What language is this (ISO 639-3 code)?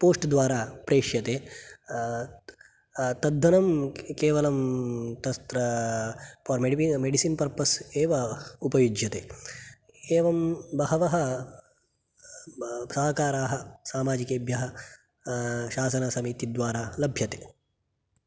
san